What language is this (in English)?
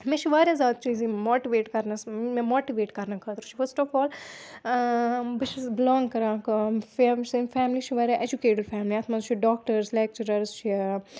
Kashmiri